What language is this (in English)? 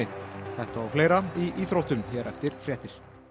Icelandic